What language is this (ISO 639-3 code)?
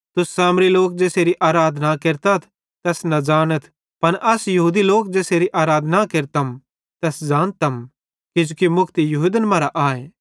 bhd